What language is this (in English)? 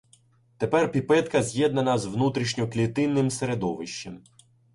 Ukrainian